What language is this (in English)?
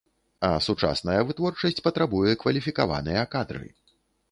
Belarusian